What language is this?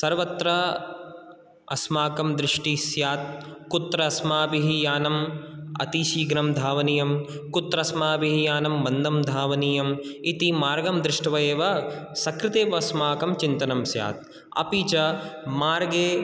Sanskrit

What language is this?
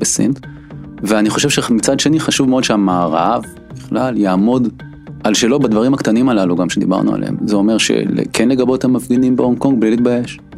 Hebrew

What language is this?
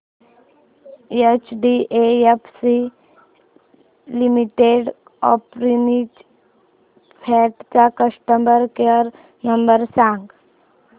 Marathi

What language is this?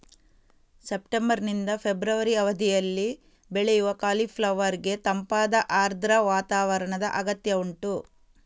Kannada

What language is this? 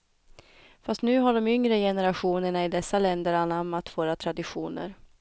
Swedish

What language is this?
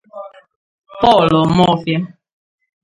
Igbo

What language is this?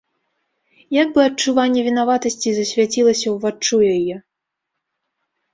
Belarusian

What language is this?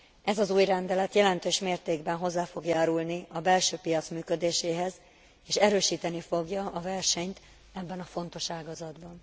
Hungarian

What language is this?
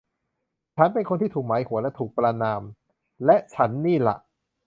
Thai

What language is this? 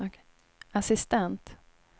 Swedish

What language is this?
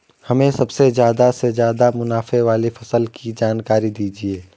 Hindi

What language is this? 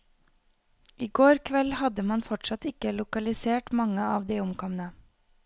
Norwegian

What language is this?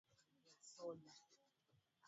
Swahili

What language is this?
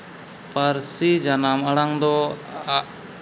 Santali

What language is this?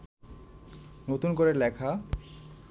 Bangla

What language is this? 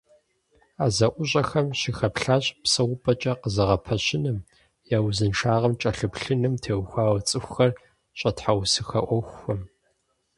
Kabardian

